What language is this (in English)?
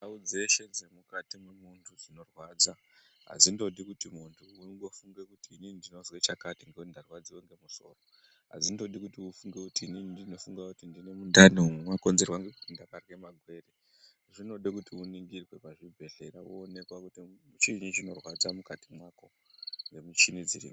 Ndau